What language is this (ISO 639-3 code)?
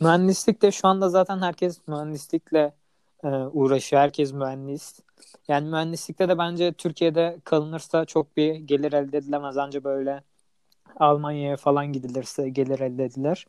tur